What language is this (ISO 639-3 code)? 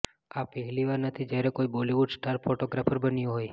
guj